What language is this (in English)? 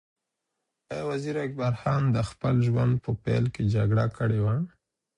Pashto